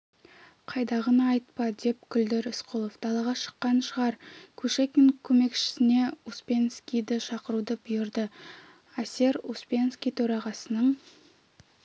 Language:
Kazakh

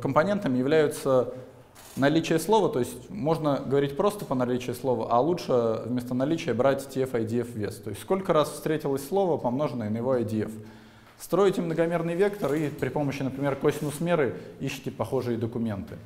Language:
Russian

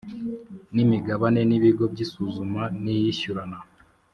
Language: Kinyarwanda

